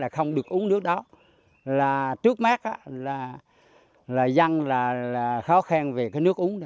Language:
Vietnamese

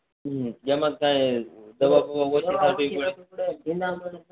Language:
Gujarati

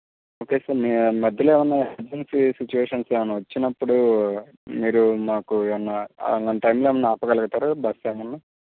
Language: Telugu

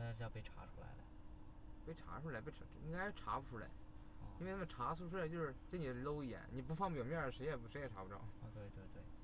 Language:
Chinese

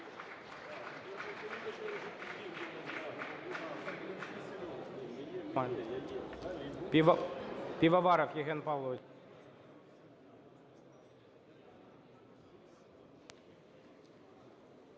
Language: Ukrainian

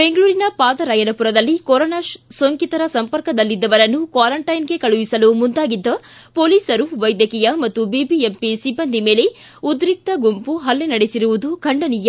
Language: Kannada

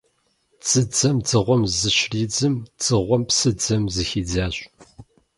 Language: Kabardian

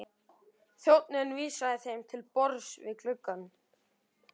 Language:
Icelandic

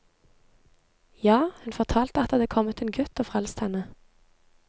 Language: Norwegian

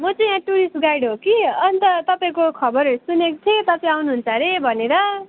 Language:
Nepali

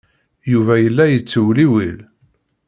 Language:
Kabyle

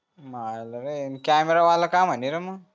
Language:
Marathi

